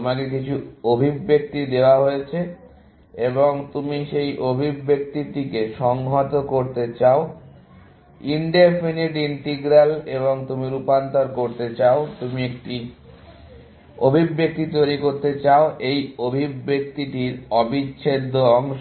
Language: Bangla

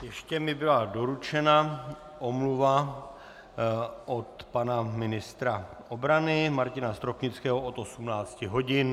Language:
Czech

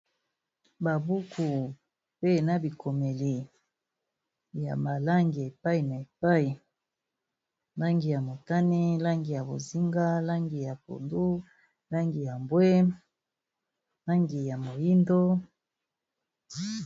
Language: Lingala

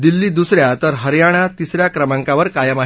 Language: Marathi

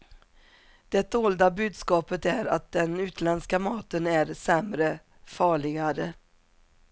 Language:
Swedish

